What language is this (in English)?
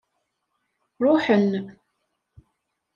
Kabyle